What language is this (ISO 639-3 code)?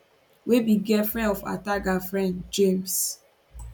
pcm